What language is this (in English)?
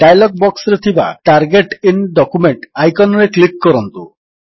Odia